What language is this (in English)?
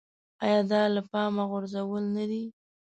Pashto